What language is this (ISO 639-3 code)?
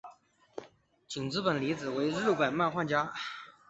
zho